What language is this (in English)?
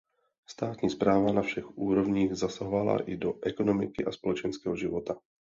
Czech